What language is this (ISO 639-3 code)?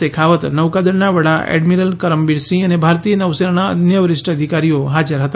guj